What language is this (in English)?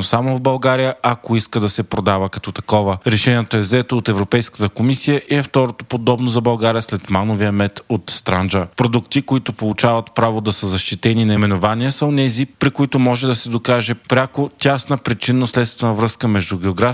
Bulgarian